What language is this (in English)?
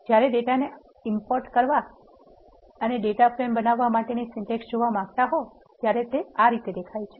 Gujarati